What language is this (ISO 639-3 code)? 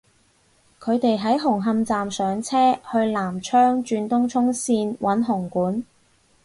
yue